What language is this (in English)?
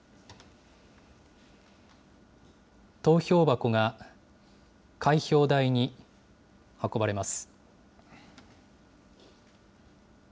Japanese